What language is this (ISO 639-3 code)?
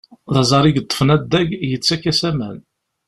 kab